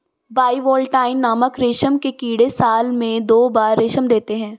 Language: Hindi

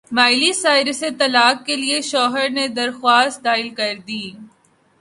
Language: Urdu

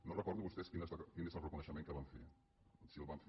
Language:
Catalan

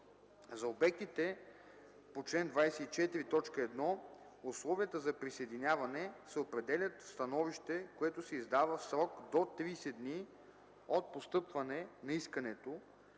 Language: Bulgarian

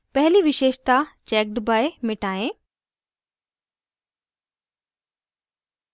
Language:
Hindi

